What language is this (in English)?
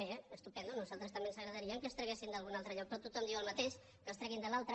Catalan